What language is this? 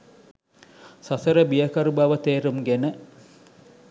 Sinhala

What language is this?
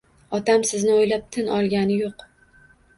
Uzbek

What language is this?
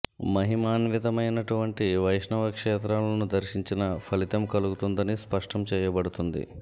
Telugu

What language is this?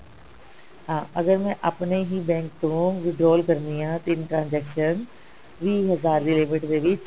Punjabi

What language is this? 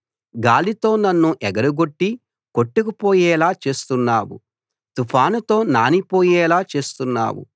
Telugu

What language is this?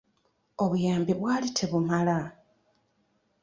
Ganda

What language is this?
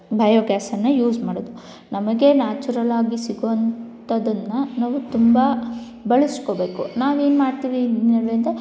Kannada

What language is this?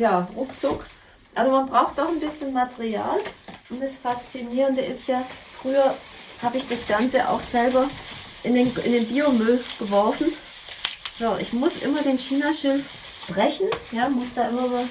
German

